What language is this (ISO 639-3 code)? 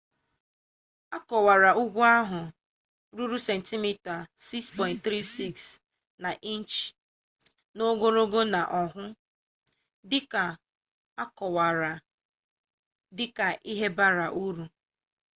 ibo